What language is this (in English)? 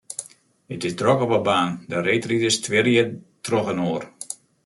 Western Frisian